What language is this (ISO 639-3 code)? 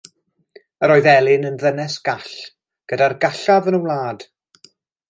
cym